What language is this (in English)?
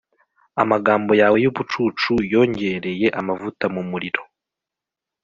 Kinyarwanda